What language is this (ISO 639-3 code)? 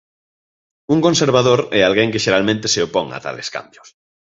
glg